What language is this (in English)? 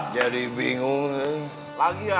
Indonesian